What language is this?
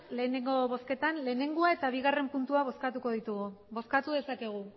Basque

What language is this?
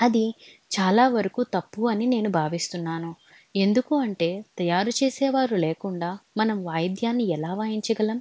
Telugu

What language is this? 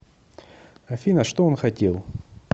Russian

